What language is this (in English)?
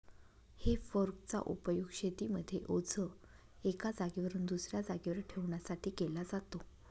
Marathi